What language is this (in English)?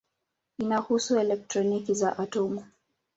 Swahili